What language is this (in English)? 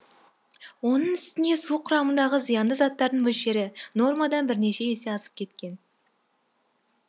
Kazakh